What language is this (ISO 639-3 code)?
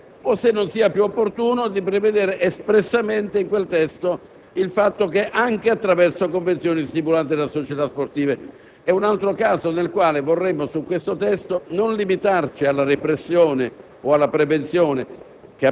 ita